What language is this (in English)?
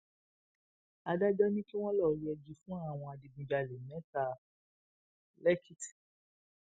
Yoruba